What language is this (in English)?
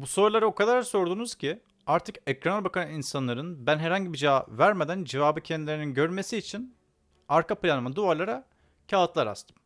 Turkish